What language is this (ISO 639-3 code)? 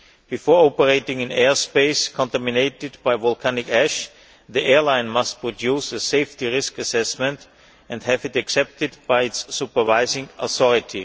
eng